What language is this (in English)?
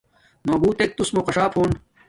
Domaaki